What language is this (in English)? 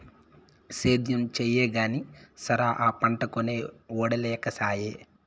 Telugu